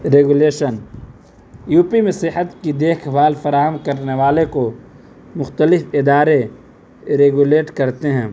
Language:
Urdu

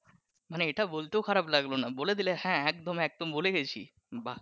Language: Bangla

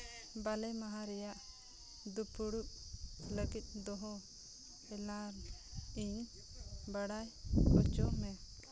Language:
Santali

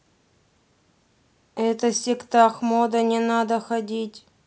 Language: Russian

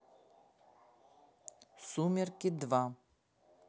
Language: Russian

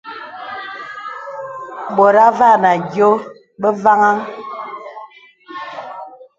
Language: Bebele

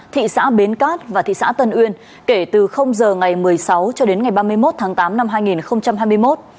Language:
Vietnamese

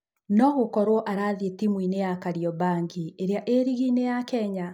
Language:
Kikuyu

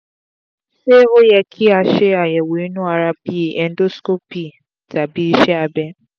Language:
Yoruba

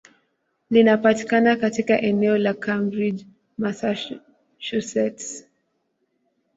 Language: Swahili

